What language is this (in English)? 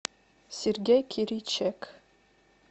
Russian